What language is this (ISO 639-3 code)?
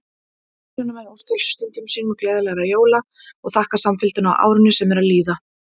isl